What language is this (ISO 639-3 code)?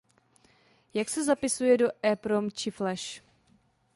ces